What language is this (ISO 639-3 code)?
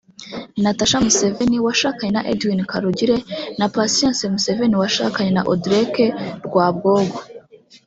kin